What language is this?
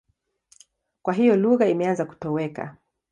Swahili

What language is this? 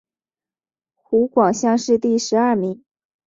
Chinese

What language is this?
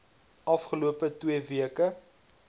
Afrikaans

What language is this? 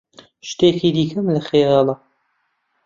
Central Kurdish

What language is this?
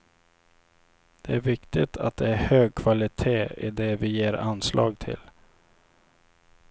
Swedish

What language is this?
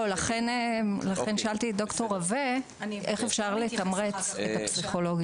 Hebrew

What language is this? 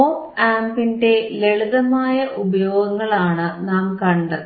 Malayalam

